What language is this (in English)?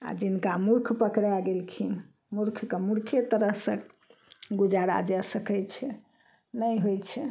Maithili